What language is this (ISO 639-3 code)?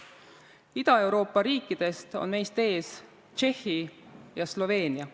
est